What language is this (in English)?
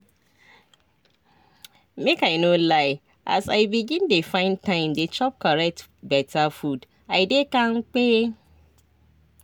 Nigerian Pidgin